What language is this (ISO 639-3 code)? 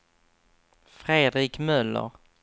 swe